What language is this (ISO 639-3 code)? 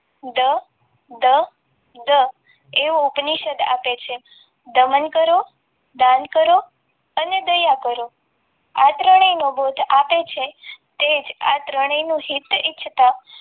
guj